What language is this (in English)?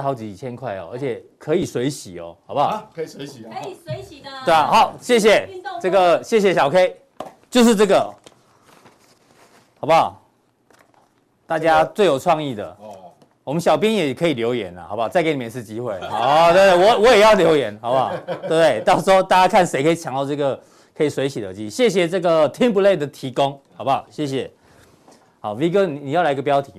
Chinese